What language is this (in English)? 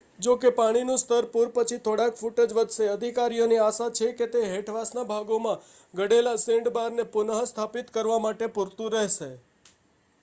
Gujarati